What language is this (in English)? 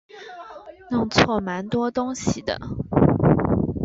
Chinese